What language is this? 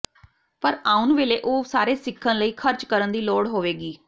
Punjabi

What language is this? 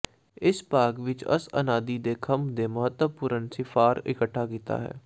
Punjabi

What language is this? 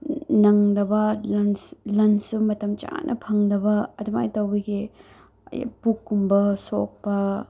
Manipuri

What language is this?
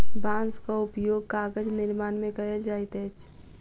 Maithili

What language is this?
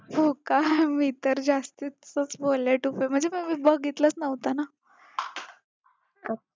Marathi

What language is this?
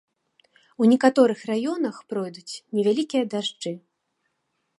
Belarusian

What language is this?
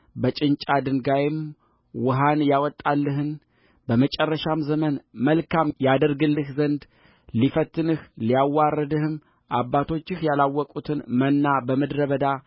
Amharic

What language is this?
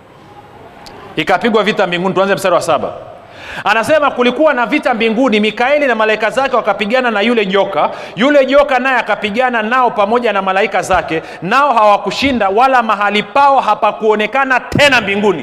Swahili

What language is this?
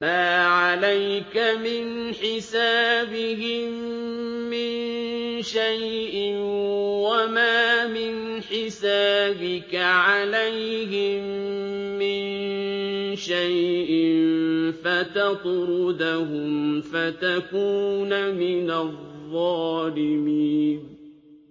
Arabic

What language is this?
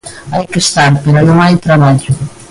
Galician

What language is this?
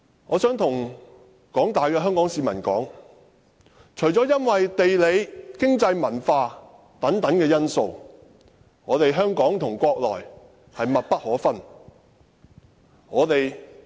Cantonese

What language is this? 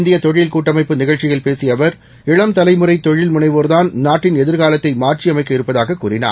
Tamil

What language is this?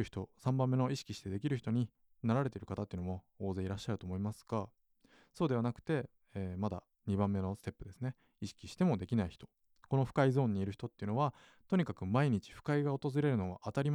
Japanese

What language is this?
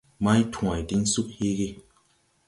Tupuri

